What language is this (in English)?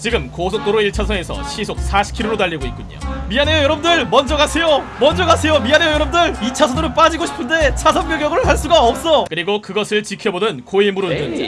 Korean